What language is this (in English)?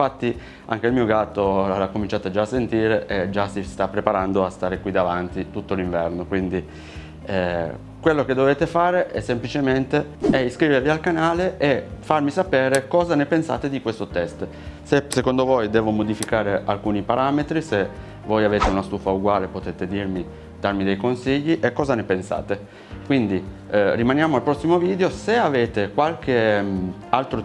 Italian